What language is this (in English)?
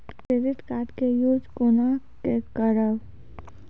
Maithili